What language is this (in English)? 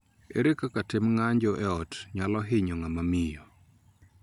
Luo (Kenya and Tanzania)